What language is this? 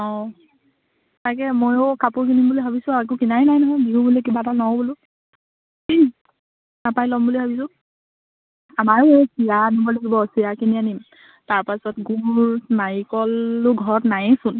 Assamese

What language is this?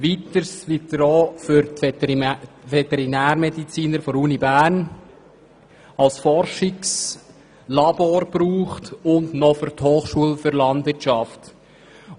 Swiss German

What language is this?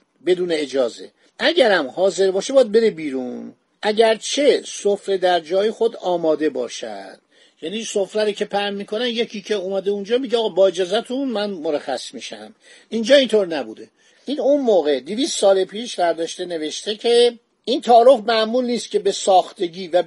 Persian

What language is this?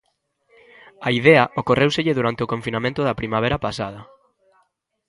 Galician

